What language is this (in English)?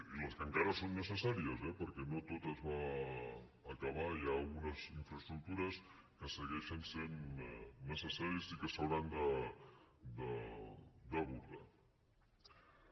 Catalan